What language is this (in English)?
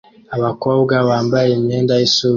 Kinyarwanda